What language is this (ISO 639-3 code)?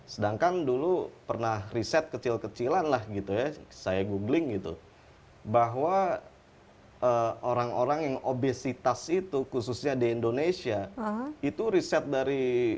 ind